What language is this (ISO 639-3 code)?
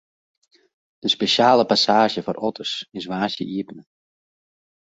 fry